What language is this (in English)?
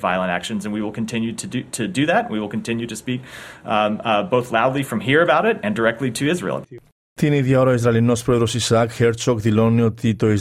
Greek